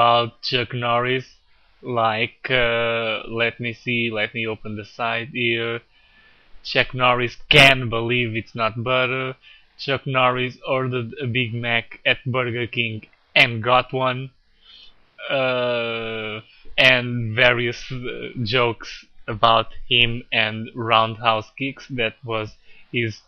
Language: English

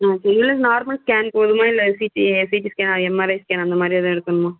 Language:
Tamil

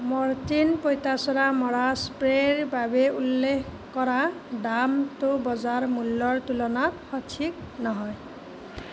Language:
Assamese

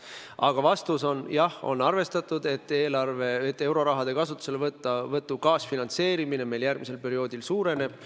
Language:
Estonian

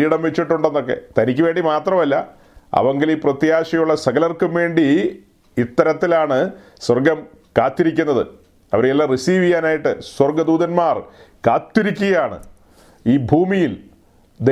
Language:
Malayalam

